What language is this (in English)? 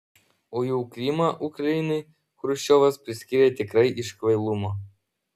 Lithuanian